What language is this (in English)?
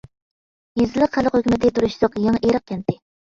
Uyghur